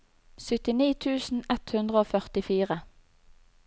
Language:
Norwegian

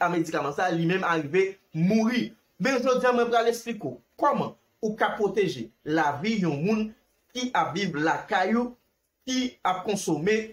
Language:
French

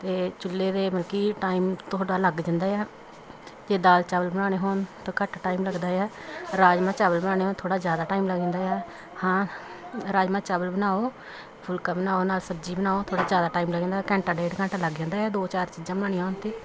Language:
Punjabi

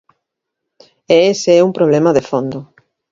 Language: Galician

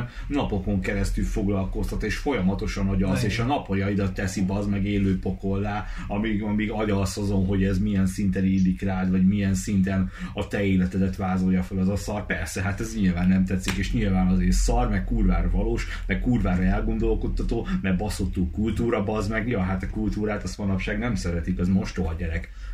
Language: Hungarian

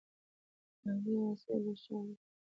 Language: Pashto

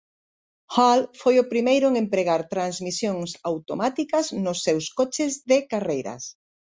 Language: Galician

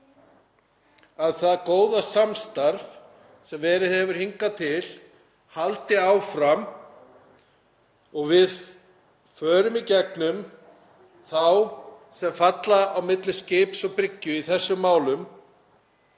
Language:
Icelandic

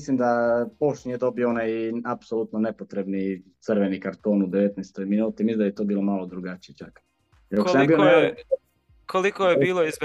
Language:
Croatian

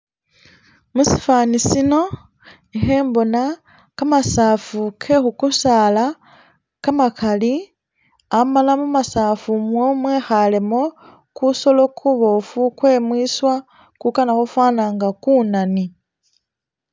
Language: Masaaba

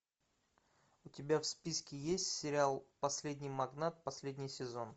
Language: Russian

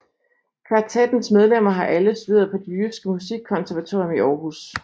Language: Danish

